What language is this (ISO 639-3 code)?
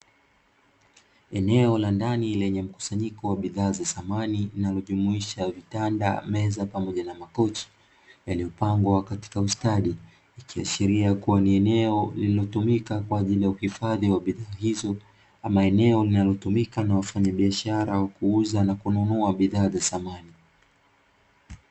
swa